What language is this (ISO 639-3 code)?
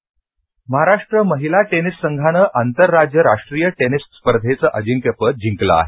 mar